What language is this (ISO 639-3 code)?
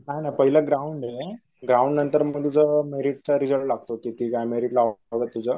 mar